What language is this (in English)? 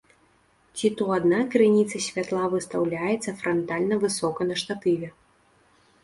Belarusian